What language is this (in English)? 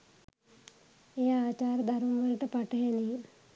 Sinhala